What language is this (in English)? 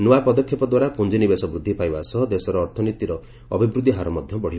Odia